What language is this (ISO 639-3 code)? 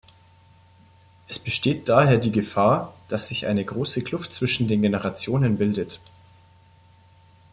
deu